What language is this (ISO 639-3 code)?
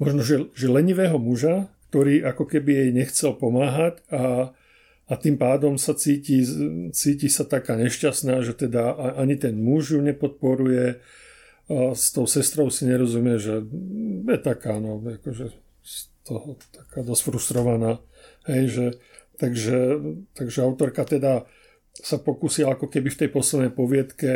slk